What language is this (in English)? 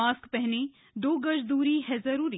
Hindi